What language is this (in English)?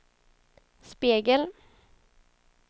Swedish